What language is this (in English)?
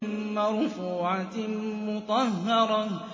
Arabic